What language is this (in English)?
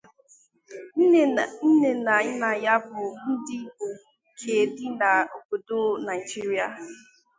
Igbo